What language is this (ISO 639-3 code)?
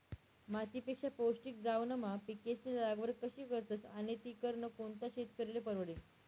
mar